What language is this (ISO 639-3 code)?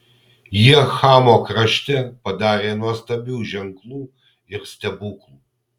lit